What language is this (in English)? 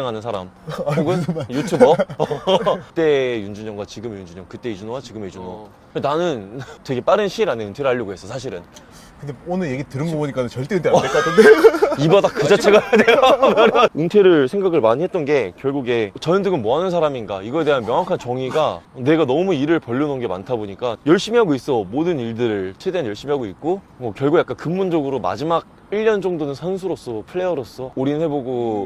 Korean